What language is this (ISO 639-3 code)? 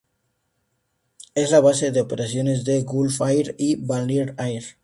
spa